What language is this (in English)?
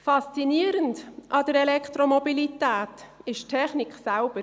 Swiss German